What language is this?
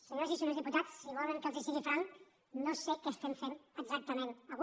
Catalan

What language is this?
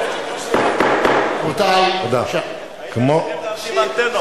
Hebrew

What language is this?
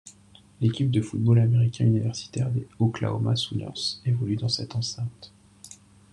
French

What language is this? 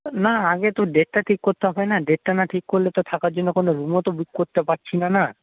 Bangla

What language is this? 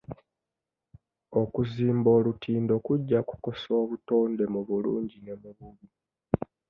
Ganda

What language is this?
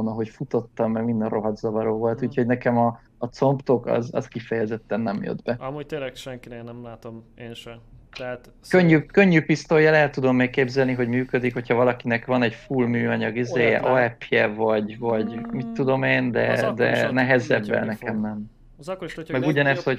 Hungarian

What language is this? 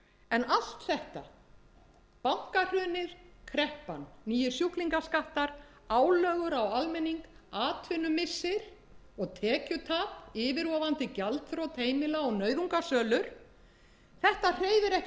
Icelandic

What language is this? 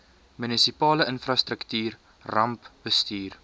Afrikaans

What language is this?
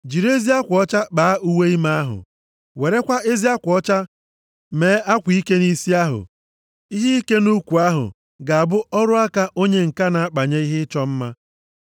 Igbo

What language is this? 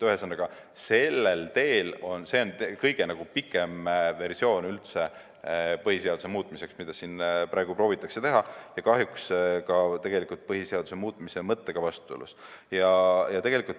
Estonian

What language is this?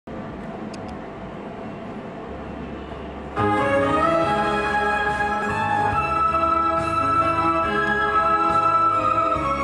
Thai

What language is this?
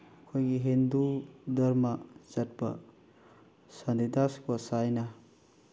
Manipuri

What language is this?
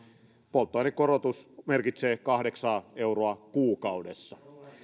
Finnish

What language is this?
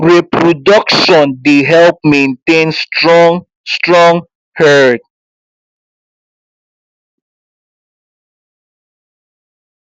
Nigerian Pidgin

